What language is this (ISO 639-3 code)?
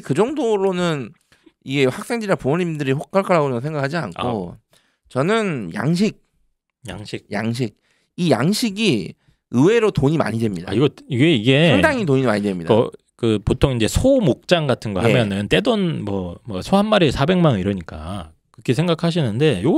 kor